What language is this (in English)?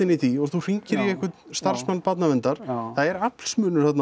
Icelandic